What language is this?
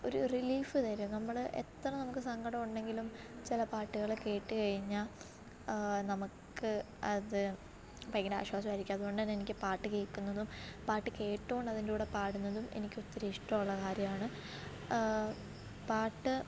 Malayalam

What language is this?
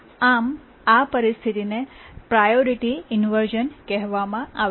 Gujarati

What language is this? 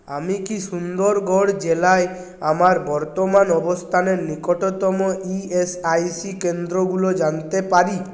Bangla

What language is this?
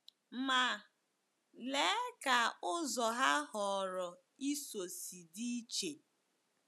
Igbo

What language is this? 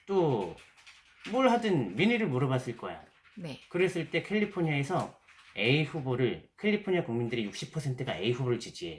Korean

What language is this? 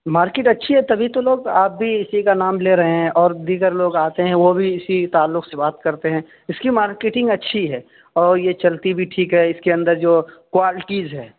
Urdu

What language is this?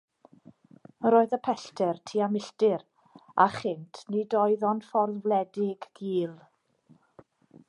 Welsh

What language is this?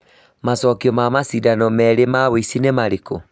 Kikuyu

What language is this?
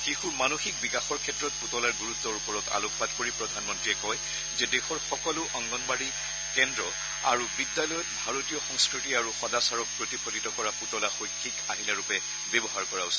Assamese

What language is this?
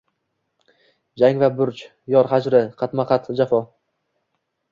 Uzbek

